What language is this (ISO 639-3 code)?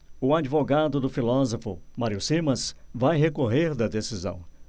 por